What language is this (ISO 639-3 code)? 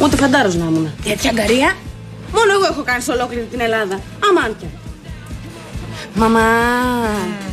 ell